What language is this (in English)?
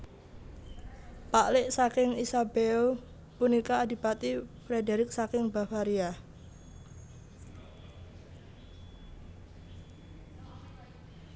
Javanese